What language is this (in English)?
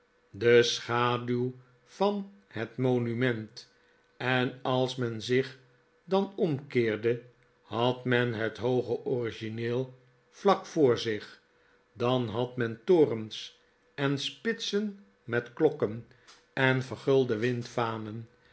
Dutch